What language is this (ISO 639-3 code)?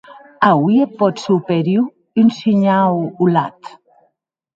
oci